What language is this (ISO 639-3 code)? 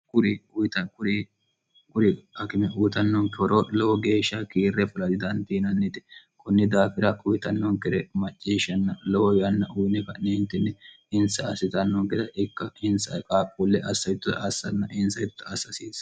sid